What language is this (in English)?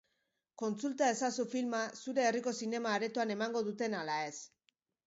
Basque